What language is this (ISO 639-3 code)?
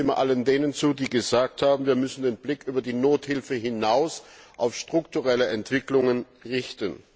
deu